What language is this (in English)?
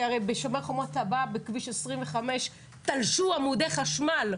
Hebrew